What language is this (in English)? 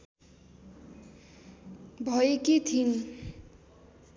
Nepali